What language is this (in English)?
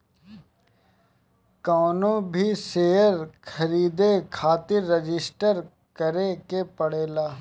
Bhojpuri